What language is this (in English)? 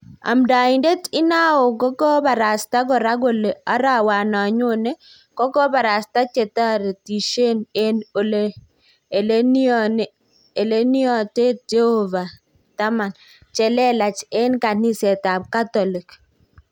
Kalenjin